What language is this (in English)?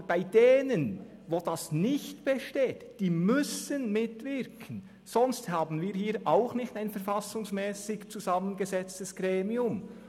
Swiss German